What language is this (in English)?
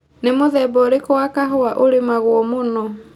Kikuyu